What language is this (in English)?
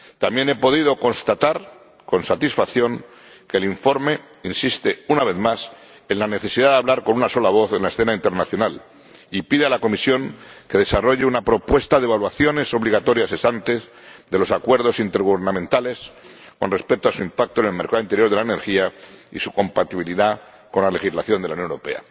Spanish